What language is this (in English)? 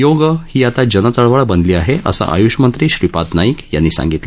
Marathi